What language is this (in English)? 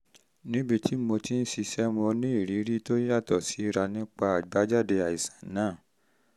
Yoruba